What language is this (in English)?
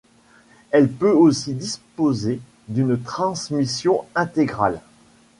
French